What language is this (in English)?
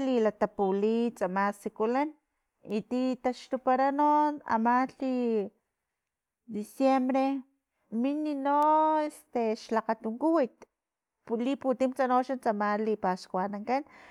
Filomena Mata-Coahuitlán Totonac